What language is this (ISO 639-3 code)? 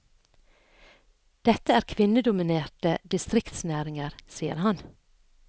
nor